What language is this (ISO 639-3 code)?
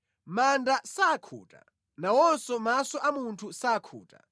nya